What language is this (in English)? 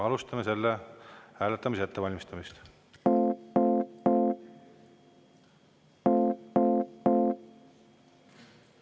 Estonian